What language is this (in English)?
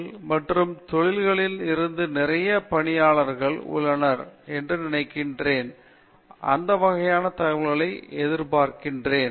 Tamil